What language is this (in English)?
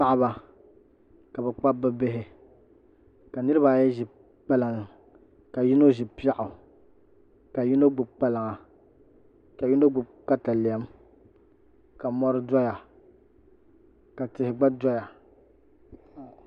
Dagbani